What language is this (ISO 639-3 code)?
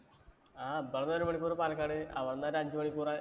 mal